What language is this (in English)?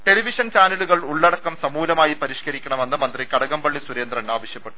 Malayalam